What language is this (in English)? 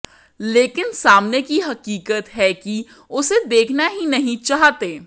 Hindi